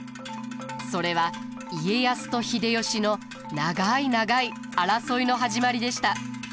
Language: Japanese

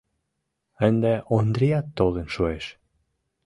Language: Mari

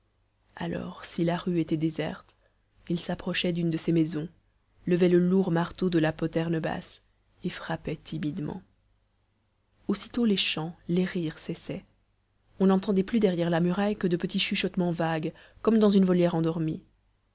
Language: French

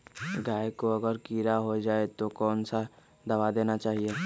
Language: Magahi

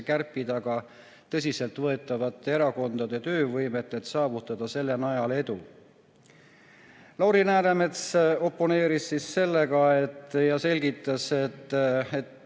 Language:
Estonian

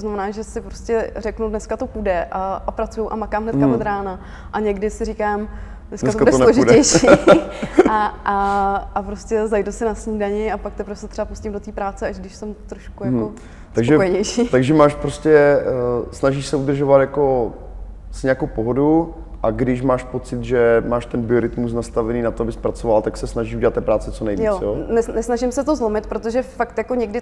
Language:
Czech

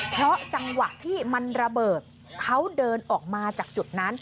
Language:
Thai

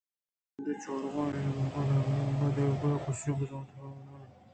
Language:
Eastern Balochi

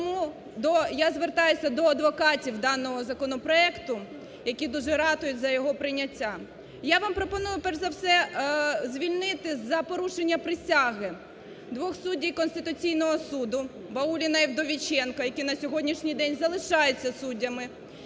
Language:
Ukrainian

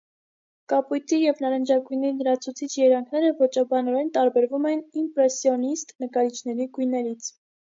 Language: Armenian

